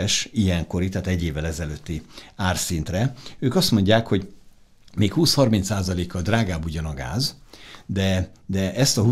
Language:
Hungarian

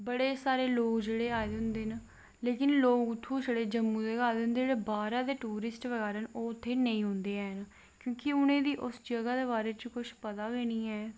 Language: Dogri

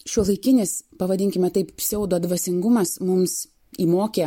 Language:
Lithuanian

